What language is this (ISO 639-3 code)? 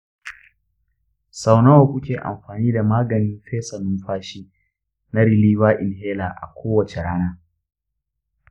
hau